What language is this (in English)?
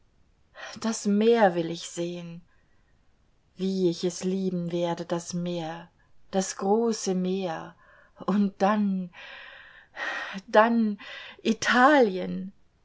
German